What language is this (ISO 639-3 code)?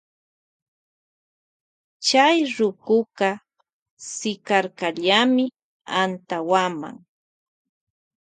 qvj